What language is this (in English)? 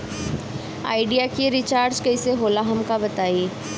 Bhojpuri